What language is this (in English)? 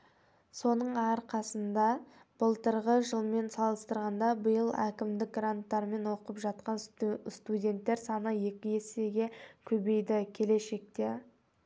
Kazakh